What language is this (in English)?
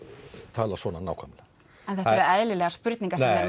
Icelandic